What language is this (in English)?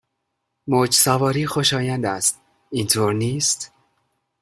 Persian